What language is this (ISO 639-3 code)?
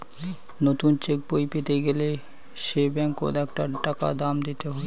ben